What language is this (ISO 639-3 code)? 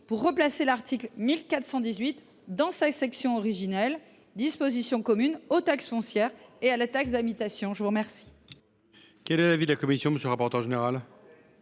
fra